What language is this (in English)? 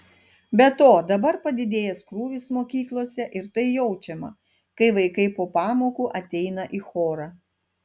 Lithuanian